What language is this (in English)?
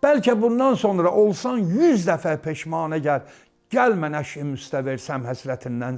Azerbaijani